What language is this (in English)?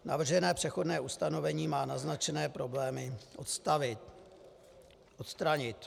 Czech